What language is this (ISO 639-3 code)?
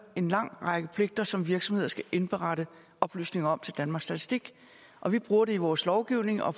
dan